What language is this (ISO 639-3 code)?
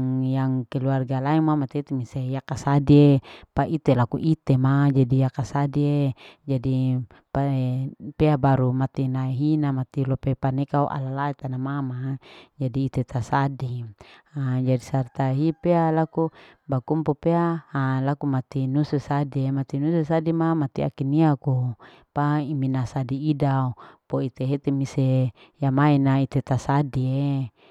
alo